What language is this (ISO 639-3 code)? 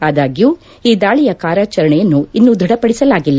kan